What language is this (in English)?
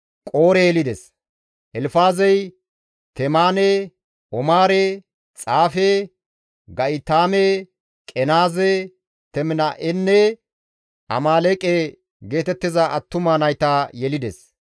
Gamo